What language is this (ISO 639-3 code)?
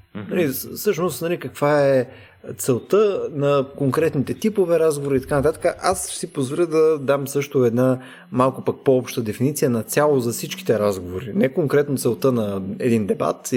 bul